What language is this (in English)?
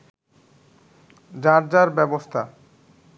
Bangla